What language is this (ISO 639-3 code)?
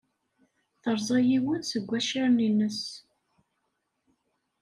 kab